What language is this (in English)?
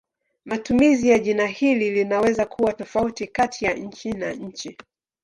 Swahili